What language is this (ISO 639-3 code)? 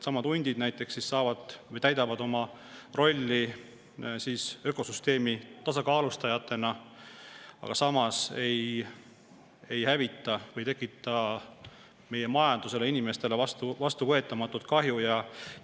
est